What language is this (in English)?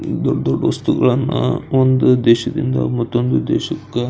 Kannada